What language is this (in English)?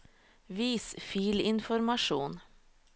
Norwegian